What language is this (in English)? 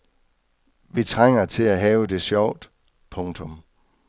Danish